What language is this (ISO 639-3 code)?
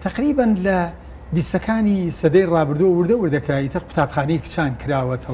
ara